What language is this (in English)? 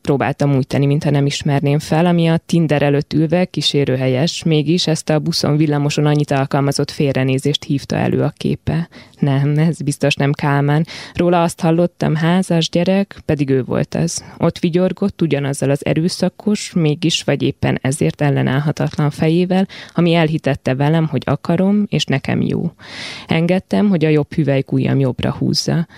Hungarian